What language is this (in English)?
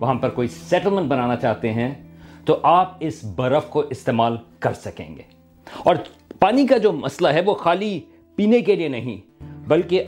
Urdu